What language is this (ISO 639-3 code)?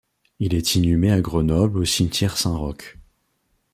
fra